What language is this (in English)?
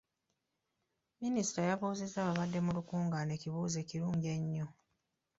Ganda